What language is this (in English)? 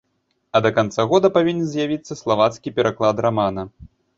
Belarusian